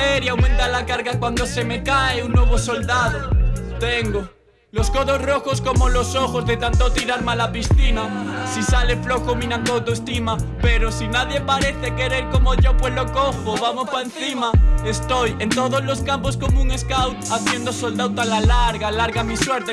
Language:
Spanish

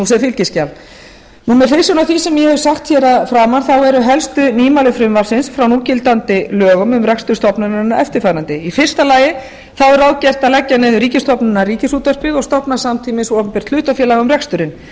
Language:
Icelandic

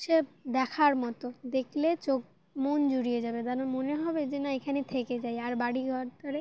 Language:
Bangla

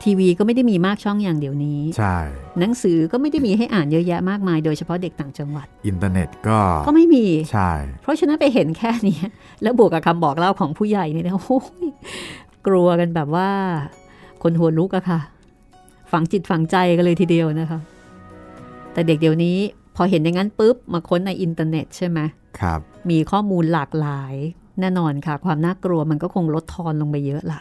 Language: Thai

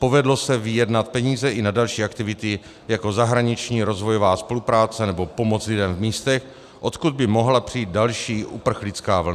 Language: Czech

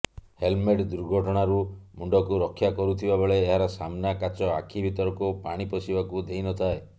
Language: Odia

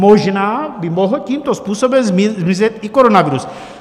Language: Czech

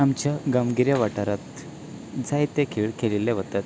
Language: Konkani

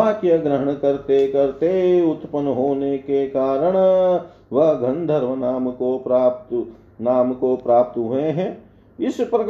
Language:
Hindi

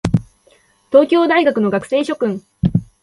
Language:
Japanese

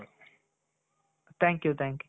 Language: Kannada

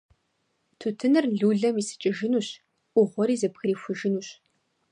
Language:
Kabardian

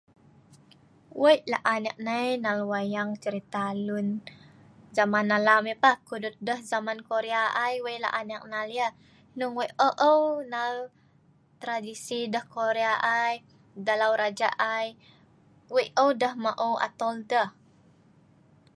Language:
Sa'ban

